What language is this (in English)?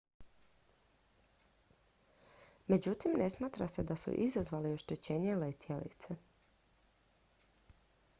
Croatian